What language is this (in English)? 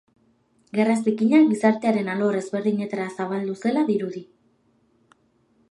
Basque